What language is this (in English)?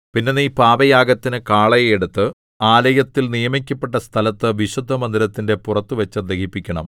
Malayalam